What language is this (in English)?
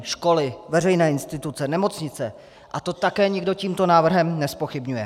Czech